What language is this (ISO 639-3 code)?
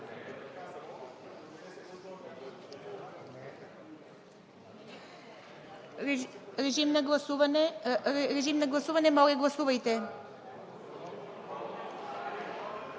bul